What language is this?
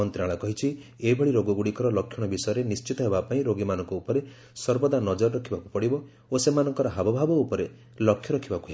Odia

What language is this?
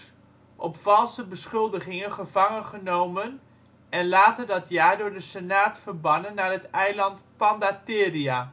Dutch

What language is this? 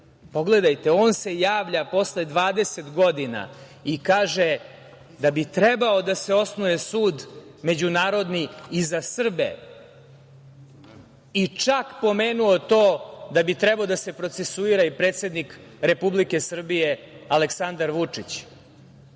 Serbian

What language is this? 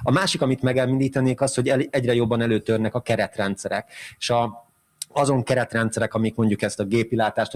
Hungarian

